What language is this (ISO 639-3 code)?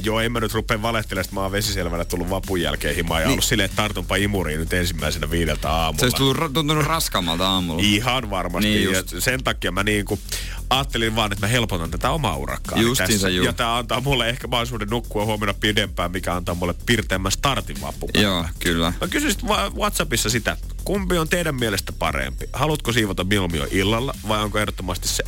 fin